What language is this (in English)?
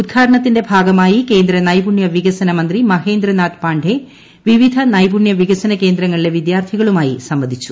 Malayalam